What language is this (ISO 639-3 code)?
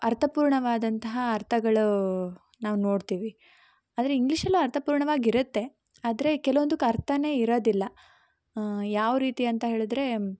kan